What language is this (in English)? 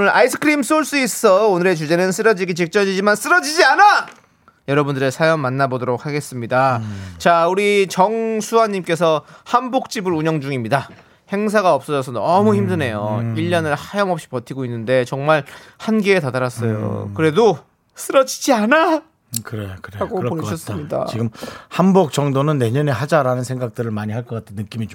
Korean